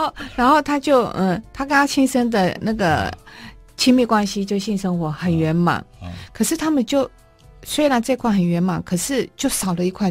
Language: Chinese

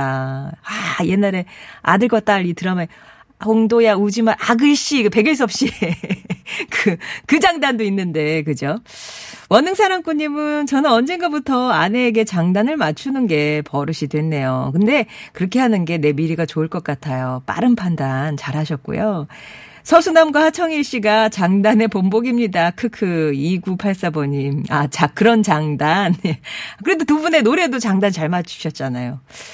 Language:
Korean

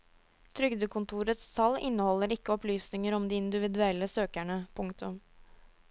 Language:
Norwegian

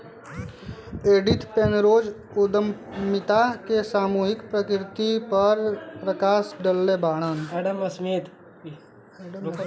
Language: Bhojpuri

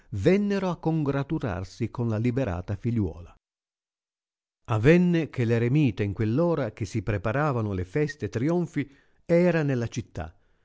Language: Italian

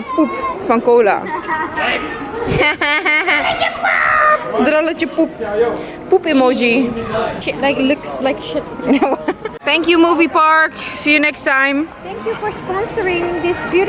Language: Dutch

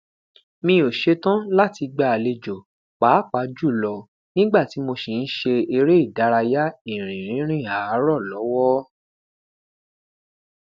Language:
Yoruba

